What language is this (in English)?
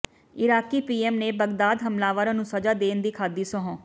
Punjabi